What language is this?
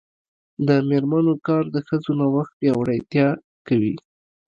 Pashto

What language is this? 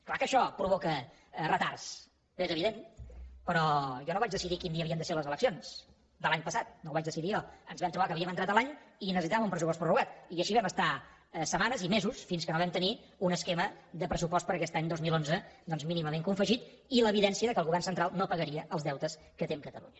Catalan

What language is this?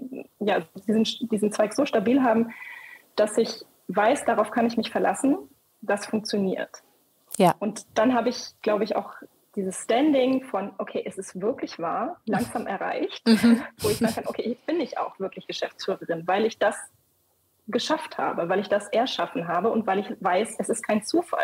German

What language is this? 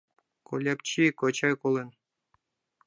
Mari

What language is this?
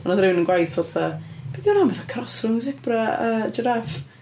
Welsh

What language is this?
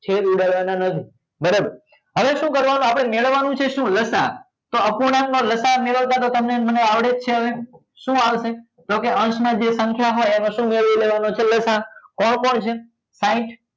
Gujarati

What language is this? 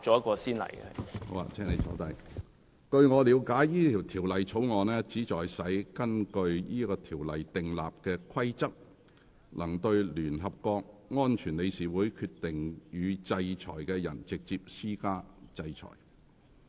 Cantonese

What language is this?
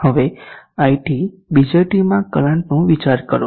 Gujarati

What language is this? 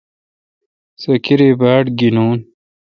Kalkoti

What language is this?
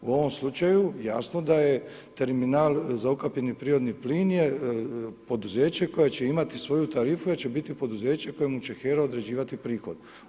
Croatian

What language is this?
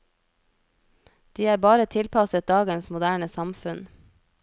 Norwegian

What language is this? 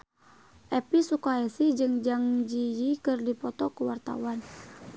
Sundanese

